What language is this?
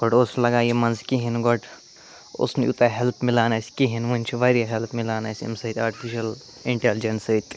Kashmiri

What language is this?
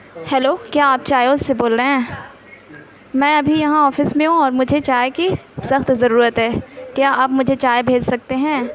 Urdu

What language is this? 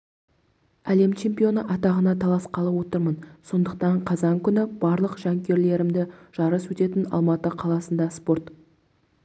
Kazakh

